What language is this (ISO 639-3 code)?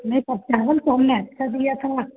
hin